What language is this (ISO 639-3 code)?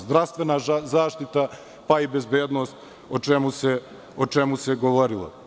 srp